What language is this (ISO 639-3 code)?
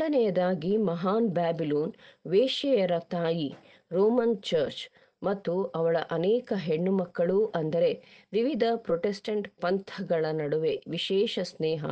hin